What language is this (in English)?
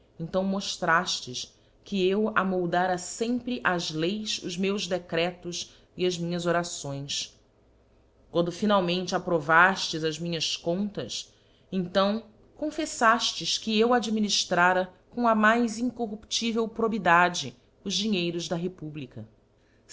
Portuguese